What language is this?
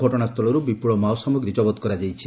Odia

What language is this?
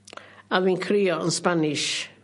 Welsh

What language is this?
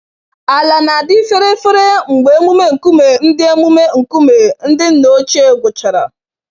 Igbo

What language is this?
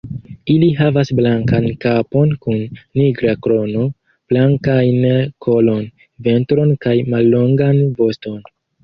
Esperanto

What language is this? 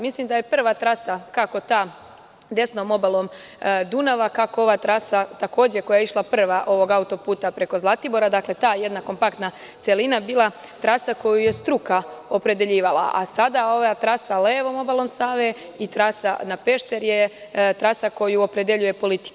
Serbian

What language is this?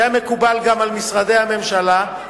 Hebrew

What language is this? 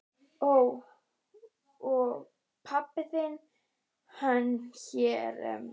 Icelandic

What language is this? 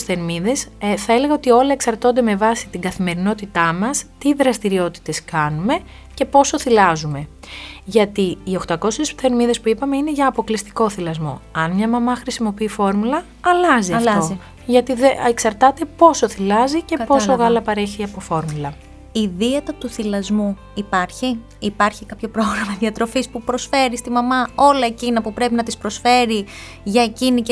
Greek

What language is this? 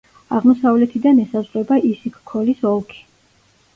Georgian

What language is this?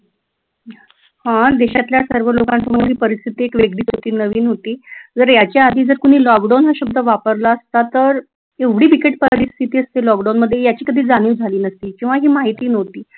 Marathi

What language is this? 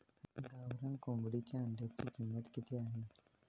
Marathi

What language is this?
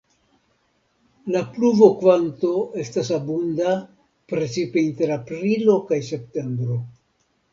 Esperanto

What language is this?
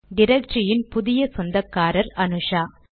Tamil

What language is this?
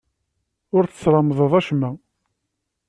Kabyle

